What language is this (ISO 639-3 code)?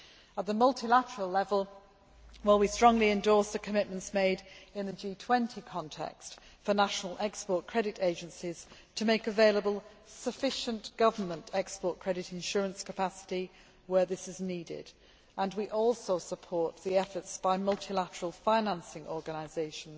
eng